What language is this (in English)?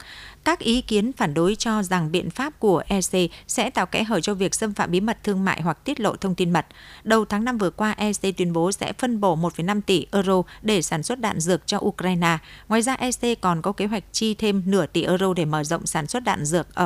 Vietnamese